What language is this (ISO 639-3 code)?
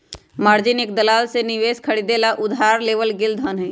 mag